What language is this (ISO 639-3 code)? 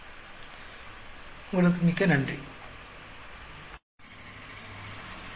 tam